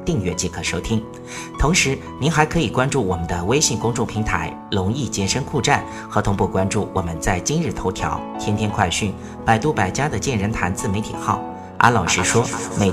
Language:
Chinese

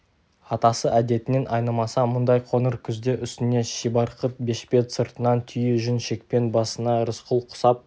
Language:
Kazakh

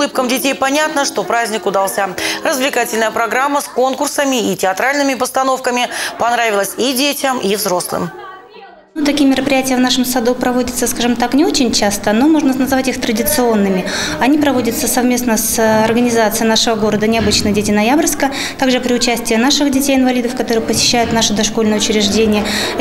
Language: Russian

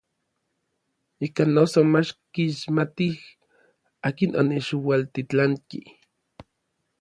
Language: Orizaba Nahuatl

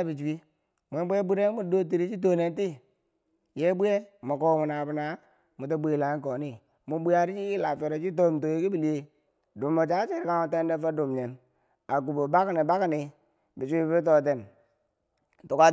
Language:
Bangwinji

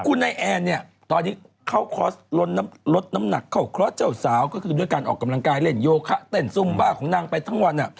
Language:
Thai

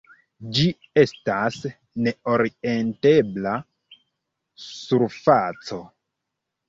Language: Esperanto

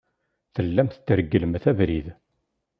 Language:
Kabyle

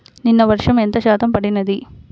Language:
Telugu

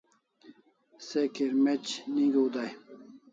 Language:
Kalasha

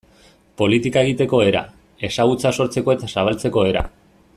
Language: Basque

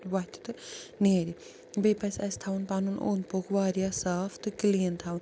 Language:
Kashmiri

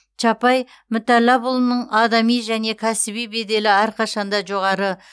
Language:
Kazakh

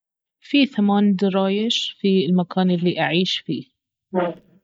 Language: Baharna Arabic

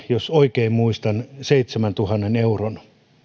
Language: Finnish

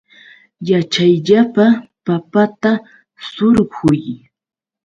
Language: Yauyos Quechua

